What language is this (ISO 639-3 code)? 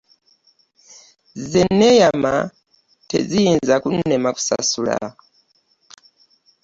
lug